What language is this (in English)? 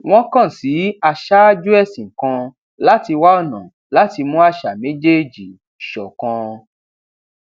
Yoruba